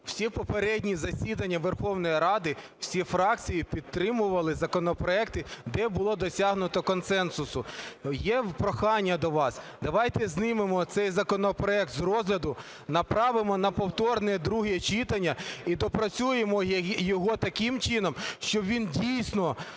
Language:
Ukrainian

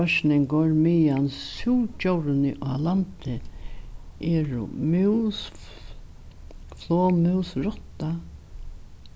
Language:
Faroese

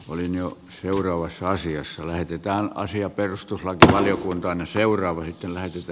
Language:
Finnish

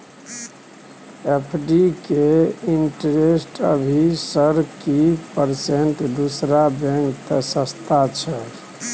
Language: Maithili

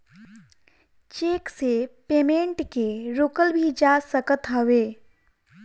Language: Bhojpuri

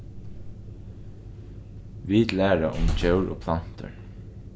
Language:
Faroese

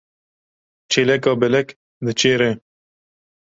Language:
Kurdish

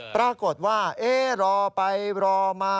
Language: Thai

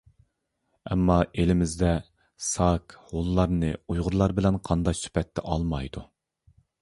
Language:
Uyghur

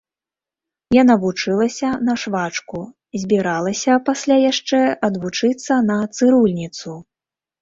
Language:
Belarusian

